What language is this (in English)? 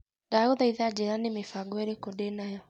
Kikuyu